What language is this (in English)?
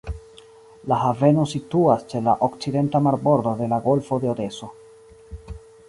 Esperanto